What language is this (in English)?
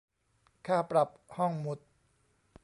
Thai